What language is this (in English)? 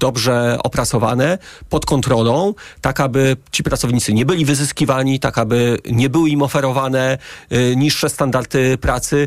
Polish